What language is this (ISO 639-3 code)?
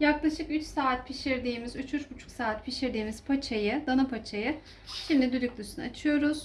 tur